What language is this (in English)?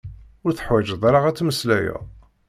Kabyle